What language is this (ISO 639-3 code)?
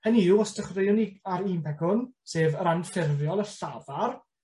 cym